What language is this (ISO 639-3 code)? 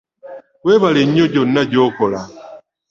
lug